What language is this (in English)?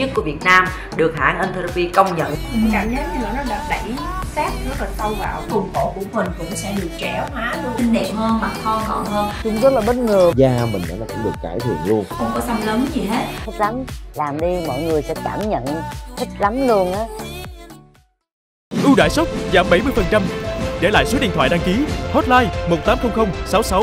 Vietnamese